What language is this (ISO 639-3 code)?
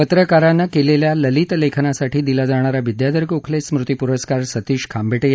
mar